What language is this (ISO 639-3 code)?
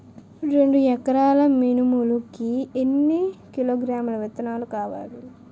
tel